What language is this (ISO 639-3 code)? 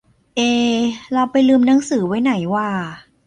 tha